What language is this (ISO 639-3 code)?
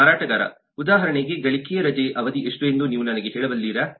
kan